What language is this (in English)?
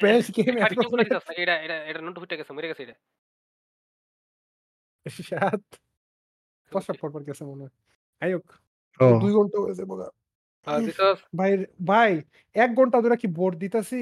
Bangla